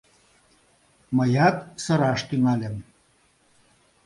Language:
Mari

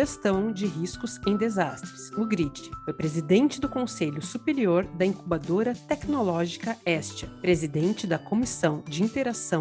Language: Portuguese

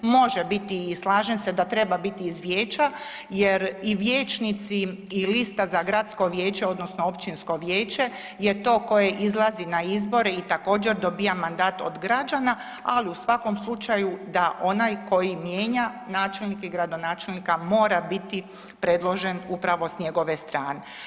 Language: Croatian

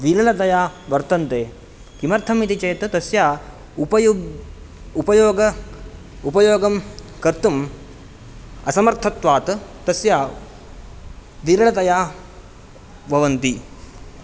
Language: Sanskrit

